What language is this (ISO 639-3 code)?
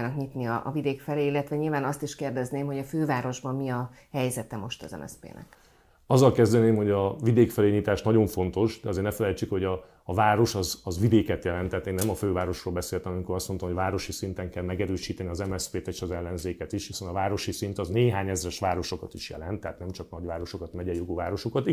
hun